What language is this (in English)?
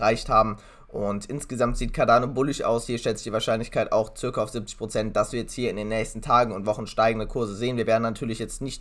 German